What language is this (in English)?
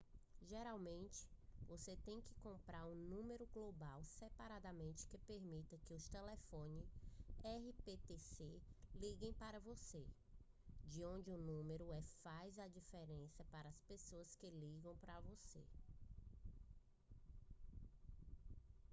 Portuguese